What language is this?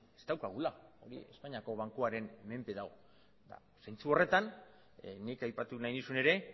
Basque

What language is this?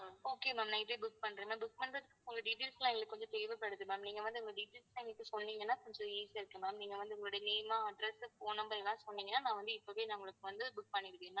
Tamil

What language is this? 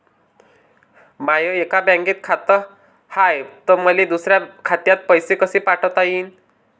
Marathi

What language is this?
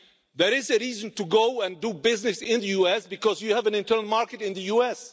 English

